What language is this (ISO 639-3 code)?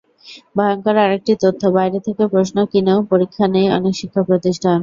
ben